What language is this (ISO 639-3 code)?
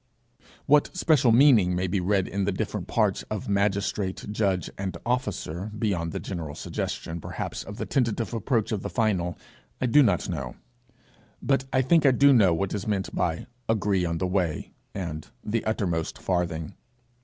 eng